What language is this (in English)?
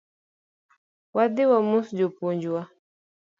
Luo (Kenya and Tanzania)